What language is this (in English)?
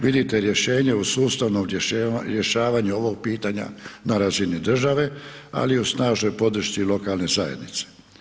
Croatian